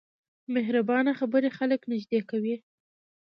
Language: Pashto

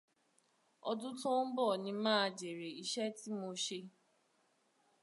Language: Yoruba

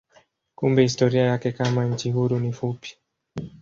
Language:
Swahili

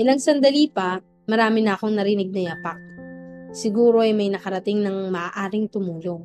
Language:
Filipino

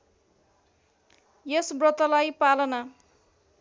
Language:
Nepali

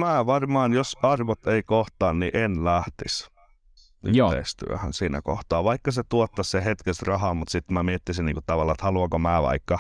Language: Finnish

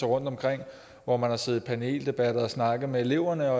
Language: Danish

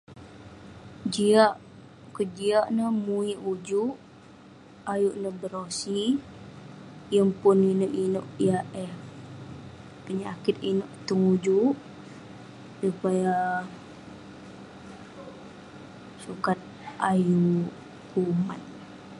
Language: Western Penan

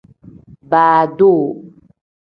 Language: Tem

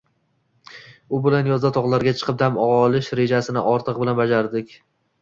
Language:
Uzbek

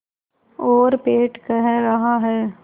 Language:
Hindi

